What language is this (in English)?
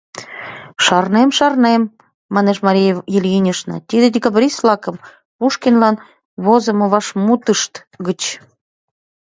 Mari